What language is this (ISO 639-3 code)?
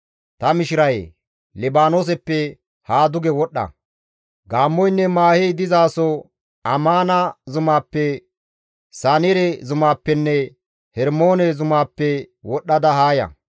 gmv